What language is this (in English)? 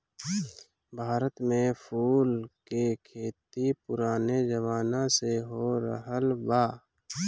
Bhojpuri